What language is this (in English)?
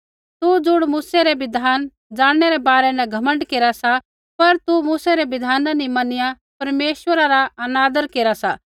Kullu Pahari